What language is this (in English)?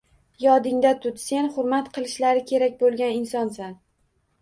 Uzbek